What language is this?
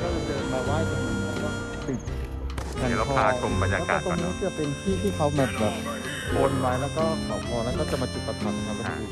Thai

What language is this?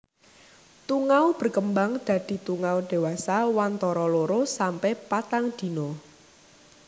Javanese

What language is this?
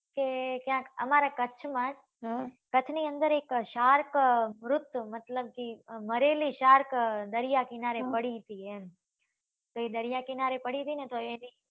Gujarati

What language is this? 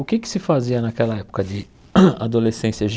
Portuguese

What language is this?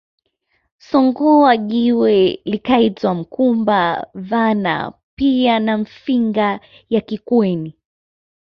Swahili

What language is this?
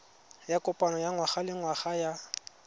Tswana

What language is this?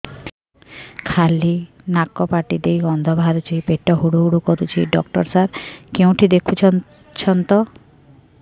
Odia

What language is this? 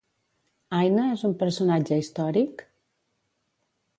Catalan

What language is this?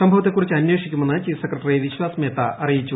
Malayalam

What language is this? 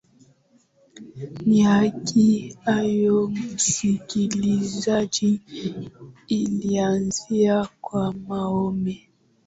Swahili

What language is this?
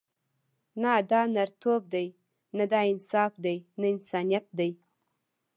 Pashto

